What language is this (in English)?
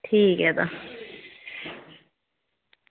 Dogri